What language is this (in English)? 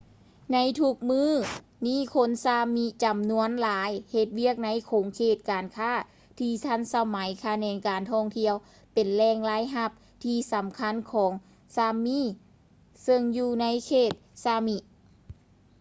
Lao